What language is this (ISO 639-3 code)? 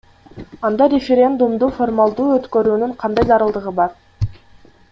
kir